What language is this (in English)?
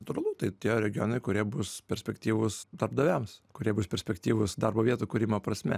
Lithuanian